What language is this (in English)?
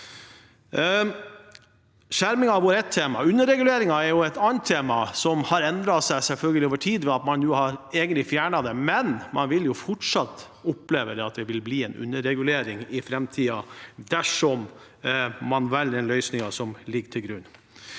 Norwegian